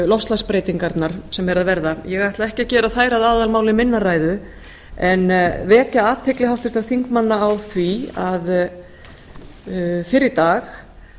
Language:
Icelandic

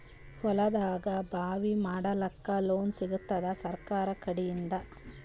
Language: Kannada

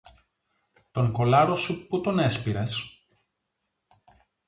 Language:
Greek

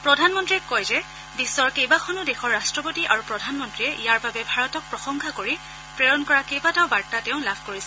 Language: Assamese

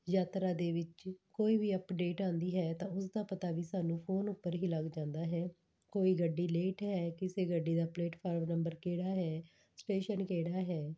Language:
Punjabi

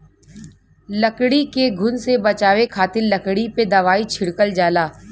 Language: Bhojpuri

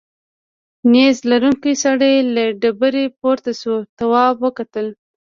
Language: Pashto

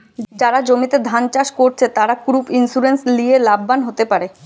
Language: Bangla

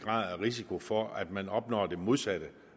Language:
Danish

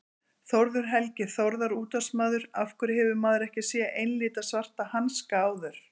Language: Icelandic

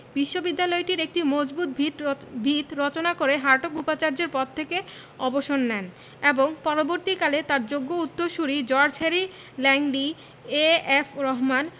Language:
Bangla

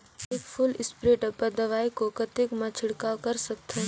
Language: Chhattisgarhi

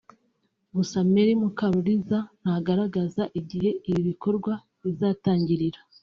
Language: Kinyarwanda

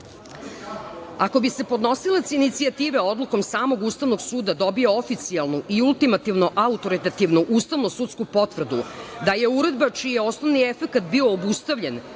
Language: Serbian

